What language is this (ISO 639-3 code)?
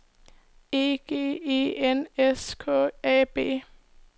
dan